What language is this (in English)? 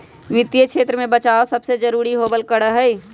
Magahi